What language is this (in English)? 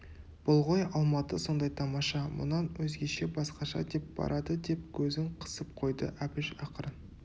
Kazakh